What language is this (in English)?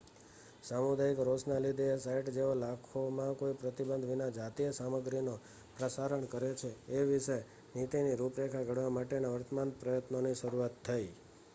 Gujarati